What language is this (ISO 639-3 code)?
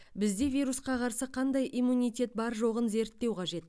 kaz